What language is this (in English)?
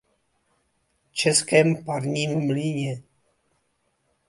Czech